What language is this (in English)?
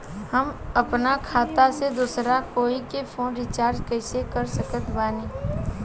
Bhojpuri